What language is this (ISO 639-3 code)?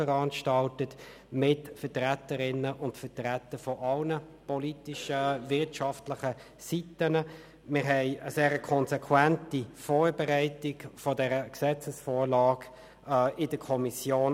gsw